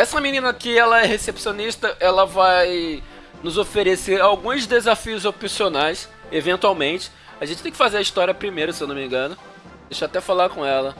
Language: Portuguese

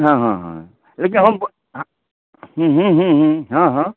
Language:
Maithili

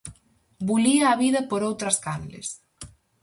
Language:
Galician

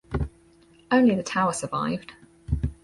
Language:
English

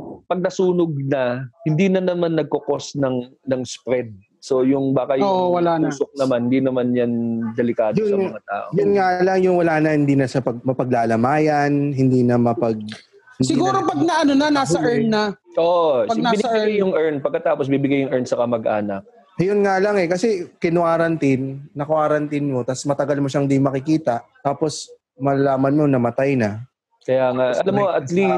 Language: Filipino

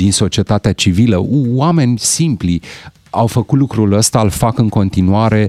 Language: Romanian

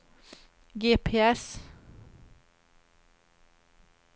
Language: Swedish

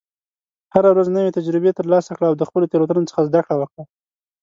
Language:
Pashto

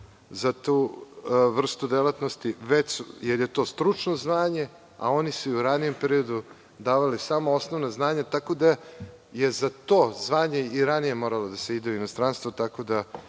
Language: Serbian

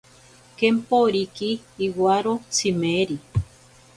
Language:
Ashéninka Perené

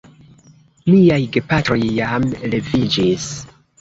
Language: Esperanto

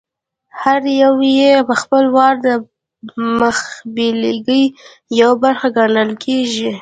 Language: Pashto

